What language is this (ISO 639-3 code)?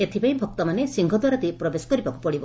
ori